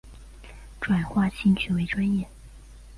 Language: Chinese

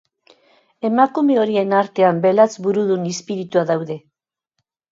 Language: Basque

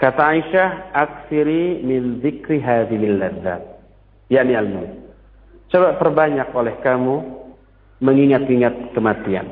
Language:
Indonesian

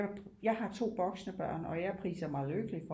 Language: Danish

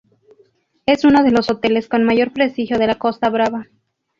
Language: Spanish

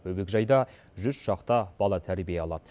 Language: Kazakh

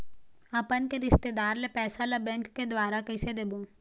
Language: Chhattisgarhi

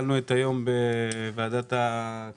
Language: Hebrew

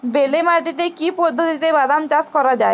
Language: Bangla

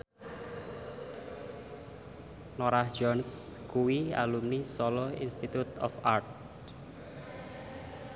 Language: Javanese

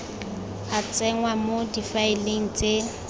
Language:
Tswana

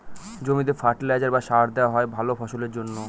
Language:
Bangla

